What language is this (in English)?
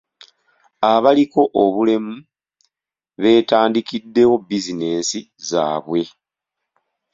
Ganda